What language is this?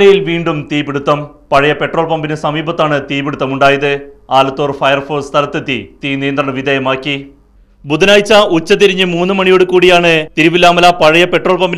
Malayalam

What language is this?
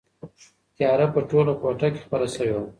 Pashto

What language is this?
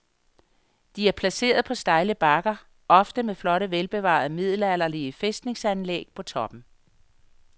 Danish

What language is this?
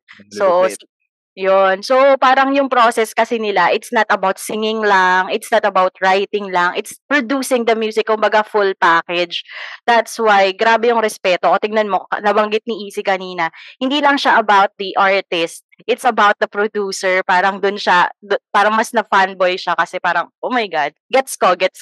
Filipino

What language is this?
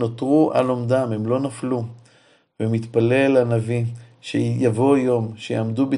Hebrew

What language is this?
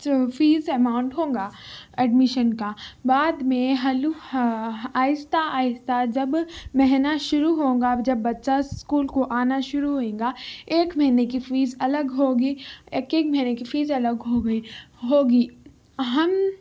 Urdu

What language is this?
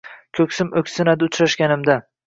Uzbek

